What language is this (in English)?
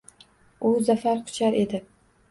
Uzbek